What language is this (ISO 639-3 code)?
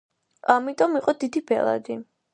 kat